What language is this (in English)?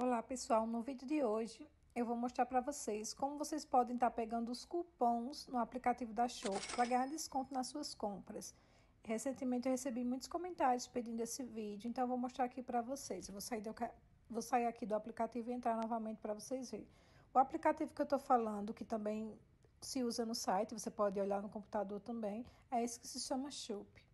Portuguese